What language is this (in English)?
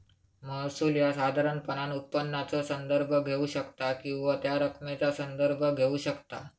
Marathi